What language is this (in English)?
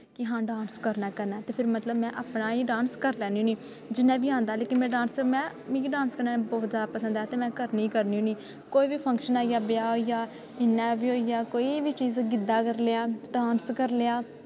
Dogri